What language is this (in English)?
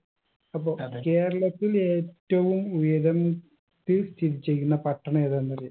Malayalam